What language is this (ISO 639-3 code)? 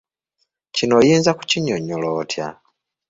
lug